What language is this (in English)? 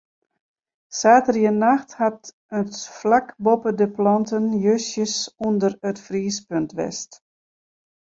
Western Frisian